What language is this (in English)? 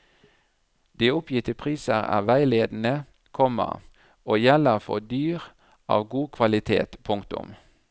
Norwegian